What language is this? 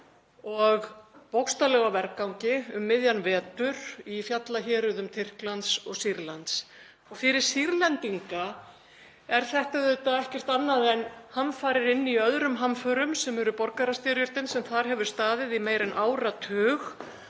Icelandic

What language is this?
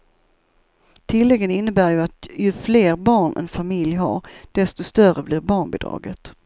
Swedish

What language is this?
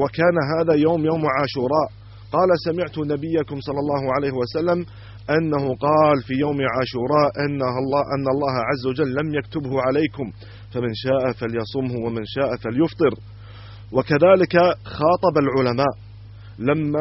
Arabic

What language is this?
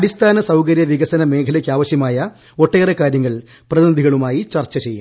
Malayalam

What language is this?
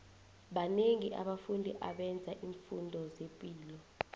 South Ndebele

